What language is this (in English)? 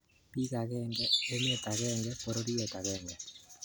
Kalenjin